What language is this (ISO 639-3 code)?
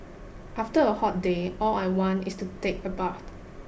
eng